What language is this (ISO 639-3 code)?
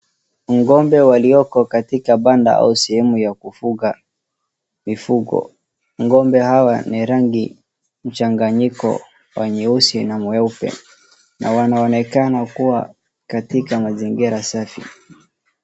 swa